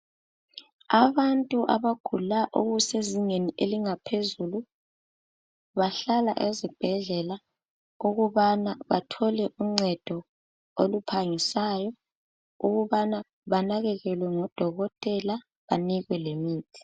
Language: North Ndebele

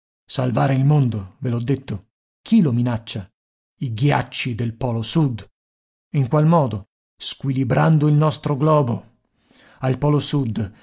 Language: Italian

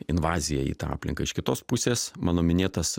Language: Lithuanian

